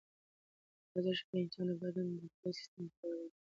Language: Pashto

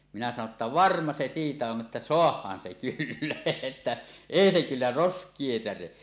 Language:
Finnish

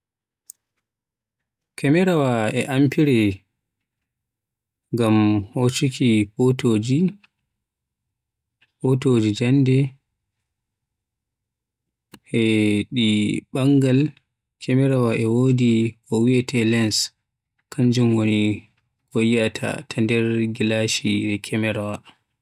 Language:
Western Niger Fulfulde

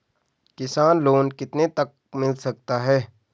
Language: Hindi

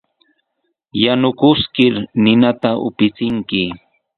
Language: Sihuas Ancash Quechua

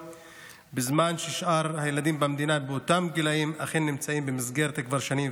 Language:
Hebrew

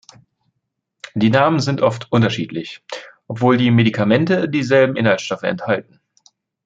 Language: German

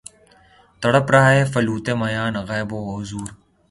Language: Urdu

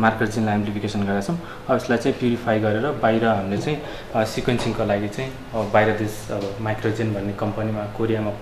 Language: Indonesian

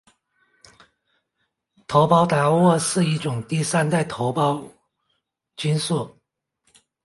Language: Chinese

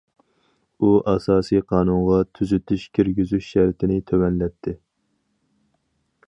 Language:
Uyghur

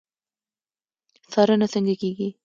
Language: Pashto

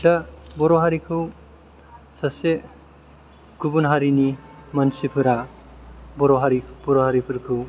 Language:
Bodo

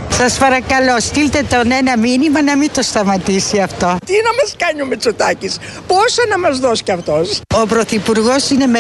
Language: Greek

